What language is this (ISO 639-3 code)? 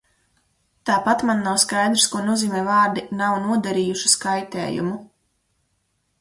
lav